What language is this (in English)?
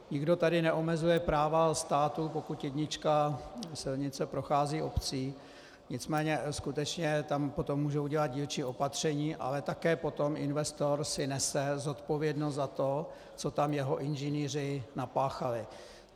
Czech